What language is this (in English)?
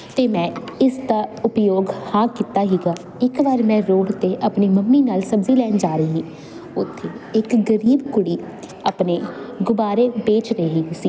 Punjabi